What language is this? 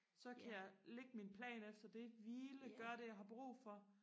Danish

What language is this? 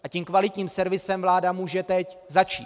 Czech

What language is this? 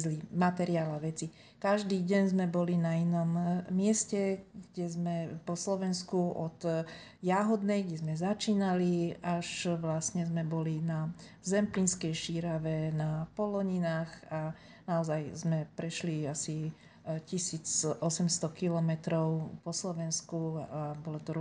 Slovak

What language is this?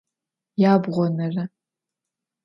Adyghe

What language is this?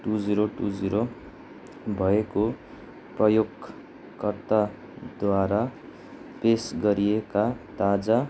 Nepali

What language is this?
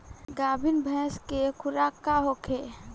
Bhojpuri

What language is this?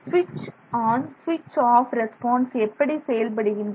Tamil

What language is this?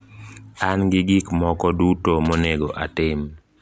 Luo (Kenya and Tanzania)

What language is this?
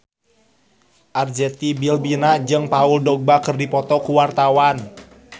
Sundanese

